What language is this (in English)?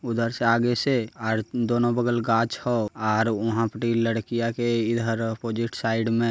Magahi